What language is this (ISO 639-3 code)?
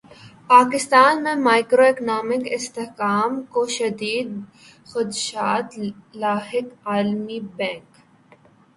urd